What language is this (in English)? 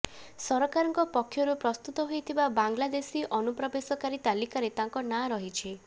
Odia